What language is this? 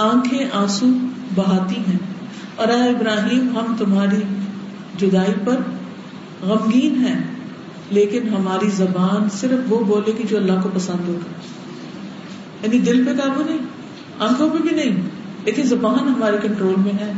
Urdu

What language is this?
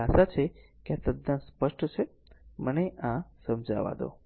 Gujarati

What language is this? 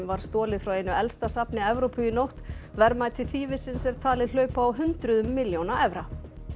Icelandic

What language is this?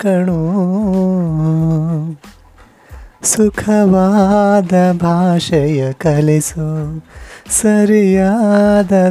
Kannada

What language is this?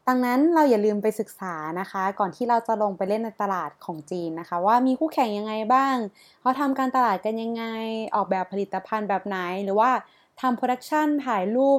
Thai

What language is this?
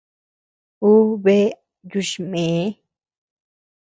Tepeuxila Cuicatec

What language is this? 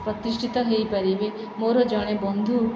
Odia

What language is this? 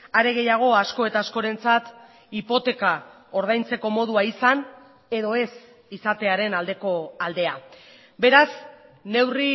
Basque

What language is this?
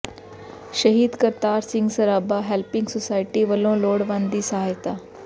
Punjabi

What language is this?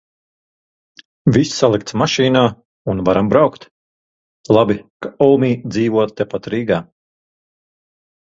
Latvian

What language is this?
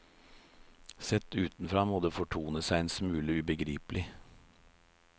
Norwegian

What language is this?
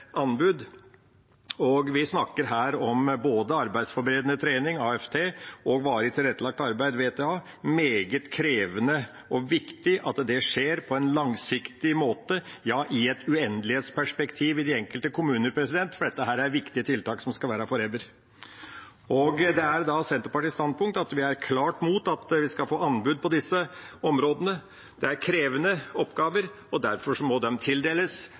Norwegian Bokmål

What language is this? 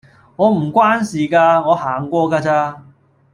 Cantonese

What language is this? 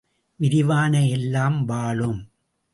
Tamil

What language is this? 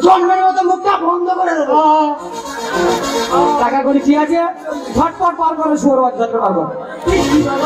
Arabic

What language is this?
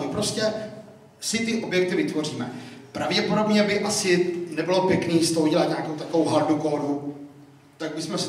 Czech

